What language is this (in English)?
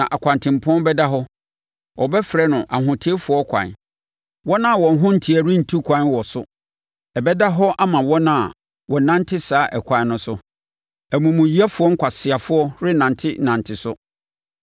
Akan